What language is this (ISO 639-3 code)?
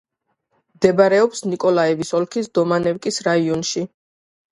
kat